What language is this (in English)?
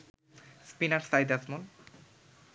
Bangla